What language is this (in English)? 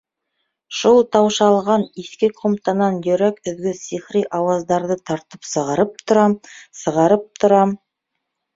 Bashkir